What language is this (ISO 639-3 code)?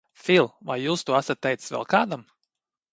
lav